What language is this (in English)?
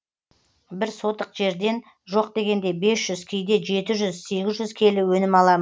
Kazakh